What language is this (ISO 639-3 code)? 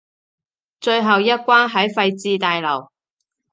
yue